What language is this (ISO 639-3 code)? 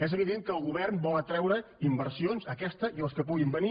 cat